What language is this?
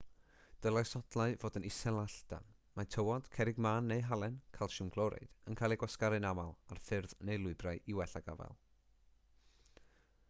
Welsh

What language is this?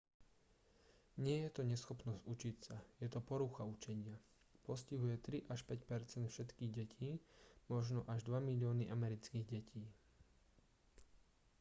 Slovak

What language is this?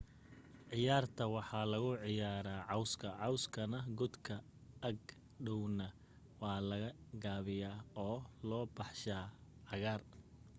Somali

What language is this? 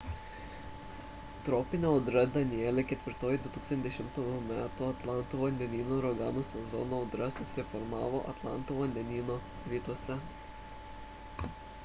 Lithuanian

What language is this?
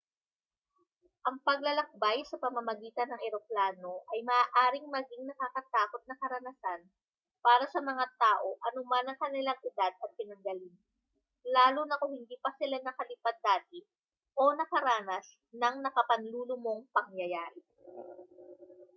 Filipino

